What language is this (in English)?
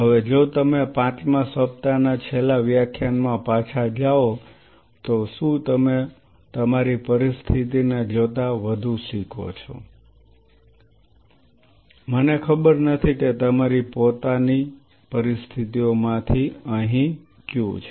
Gujarati